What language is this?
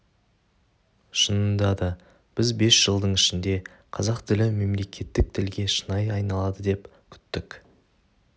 Kazakh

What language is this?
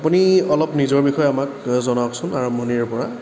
Assamese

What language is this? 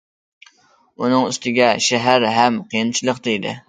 Uyghur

